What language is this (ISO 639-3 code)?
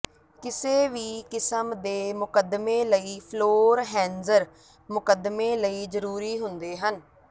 pan